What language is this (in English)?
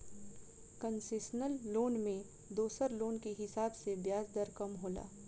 Bhojpuri